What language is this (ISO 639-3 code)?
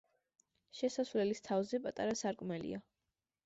kat